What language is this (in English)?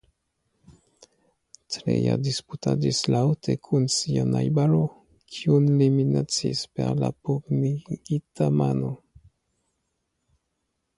Esperanto